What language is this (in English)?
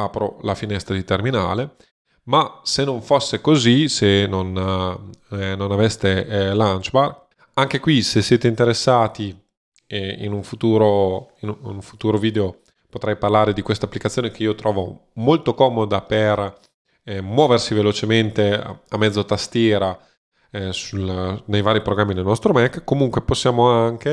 Italian